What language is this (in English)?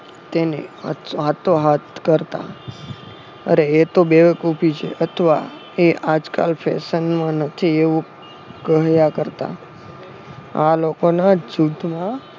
Gujarati